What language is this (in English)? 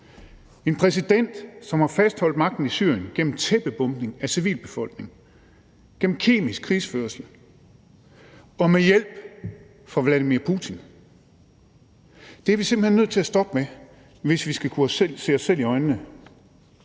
Danish